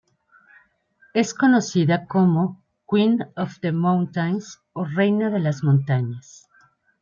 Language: Spanish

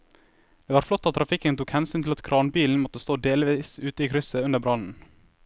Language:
Norwegian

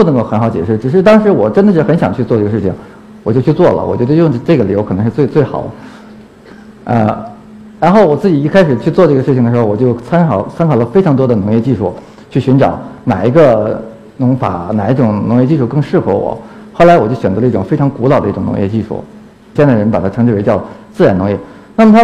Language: Chinese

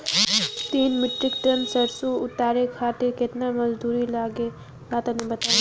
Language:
Bhojpuri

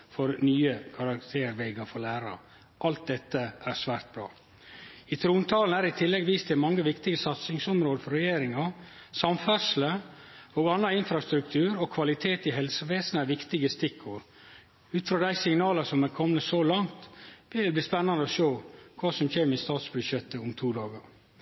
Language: Norwegian Nynorsk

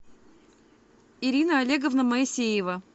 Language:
Russian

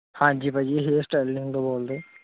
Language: Punjabi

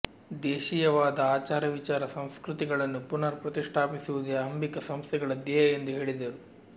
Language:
Kannada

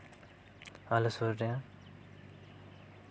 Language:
Santali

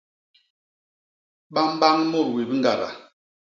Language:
Basaa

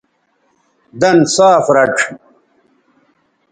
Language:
Bateri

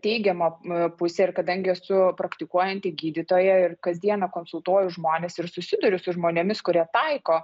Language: Lithuanian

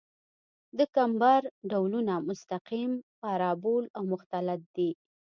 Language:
Pashto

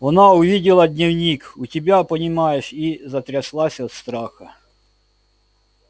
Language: Russian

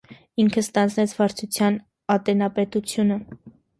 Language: Armenian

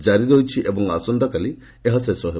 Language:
Odia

